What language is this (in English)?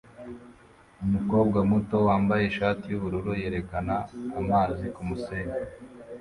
Kinyarwanda